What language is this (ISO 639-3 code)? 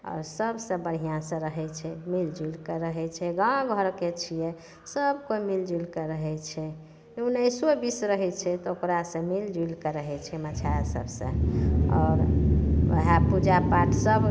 mai